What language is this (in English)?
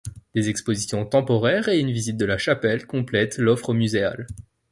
French